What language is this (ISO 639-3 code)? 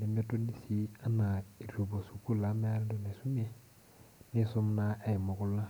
mas